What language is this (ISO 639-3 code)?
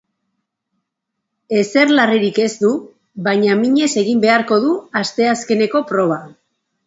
eus